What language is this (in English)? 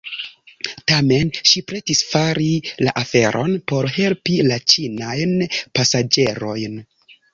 Esperanto